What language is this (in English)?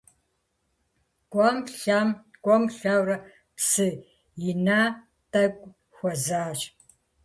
Kabardian